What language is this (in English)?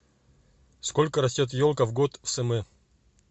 Russian